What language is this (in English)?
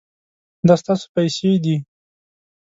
Pashto